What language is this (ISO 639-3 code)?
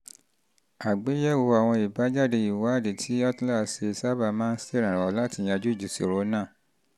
yor